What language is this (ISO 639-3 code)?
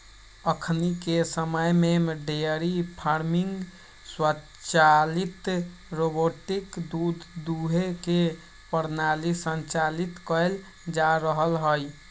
mag